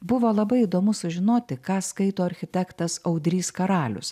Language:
Lithuanian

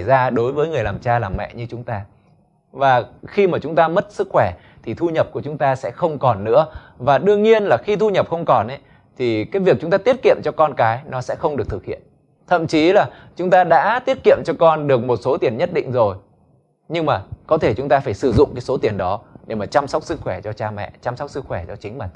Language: Vietnamese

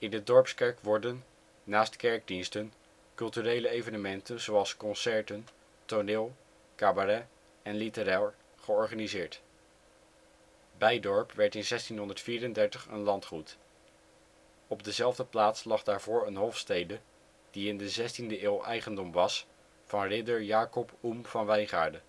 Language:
Dutch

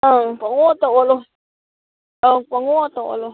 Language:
Manipuri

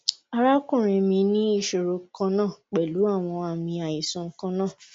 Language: Yoruba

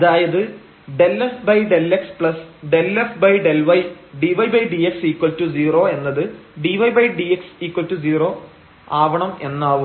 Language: Malayalam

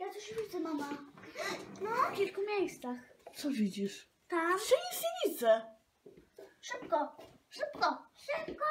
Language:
Polish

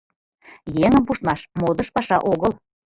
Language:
Mari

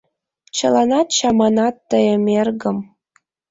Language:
Mari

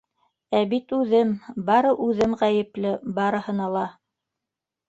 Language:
Bashkir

